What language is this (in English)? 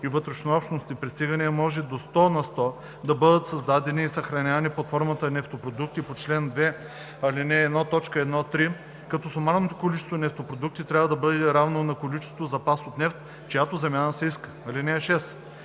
Bulgarian